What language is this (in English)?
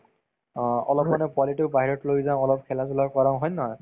Assamese